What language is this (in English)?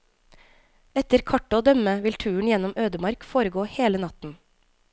Norwegian